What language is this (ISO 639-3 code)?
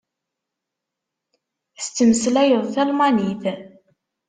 kab